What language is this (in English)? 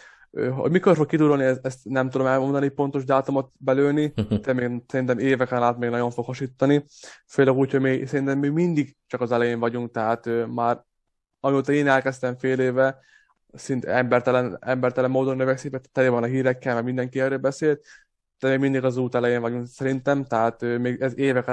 Hungarian